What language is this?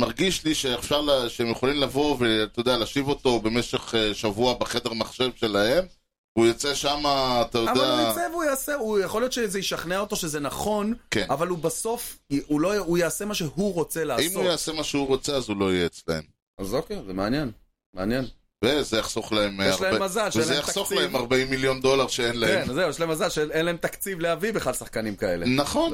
Hebrew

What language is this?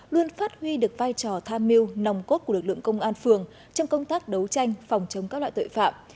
Vietnamese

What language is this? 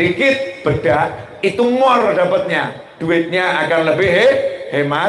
Indonesian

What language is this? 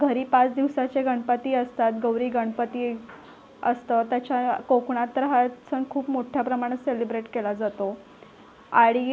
Marathi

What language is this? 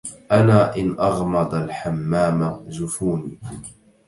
Arabic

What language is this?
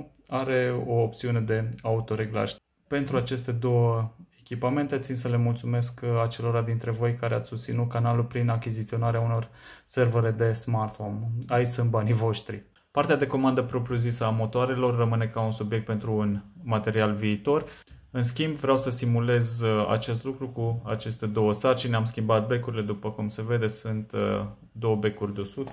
Romanian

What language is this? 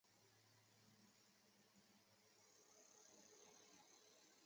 Chinese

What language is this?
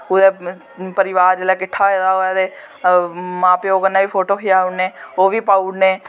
Dogri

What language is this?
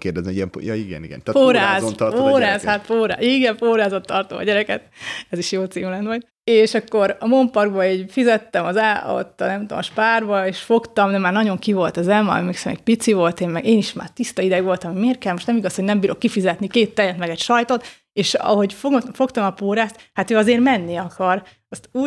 Hungarian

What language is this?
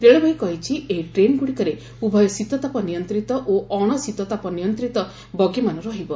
Odia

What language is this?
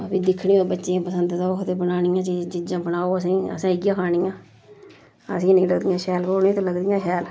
Dogri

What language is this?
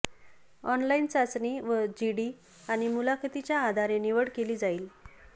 Marathi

